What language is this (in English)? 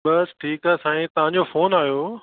Sindhi